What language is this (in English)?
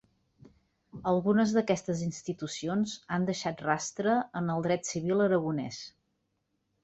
Catalan